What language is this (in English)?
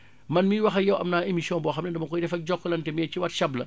Wolof